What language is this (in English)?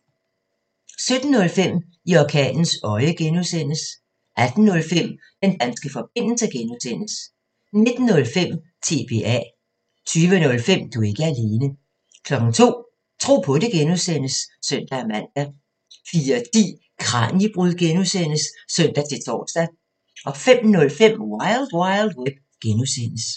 Danish